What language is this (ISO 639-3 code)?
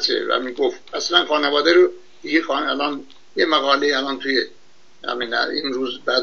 fas